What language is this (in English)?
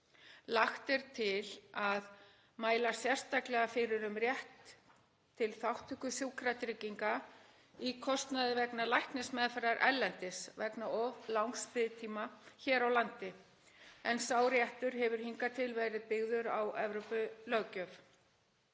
Icelandic